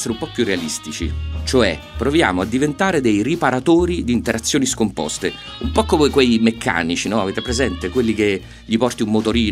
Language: Italian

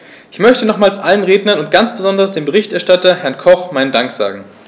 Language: German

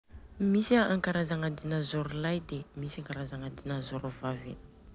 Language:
Southern Betsimisaraka Malagasy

